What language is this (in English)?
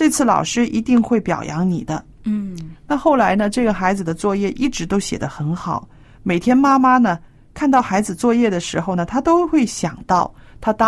Chinese